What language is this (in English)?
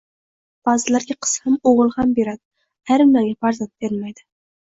Uzbek